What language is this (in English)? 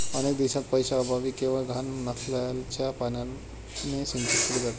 Marathi